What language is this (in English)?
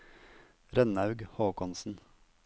Norwegian